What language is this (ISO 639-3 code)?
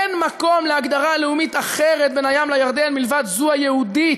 heb